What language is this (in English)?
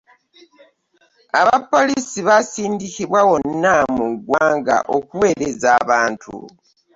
Ganda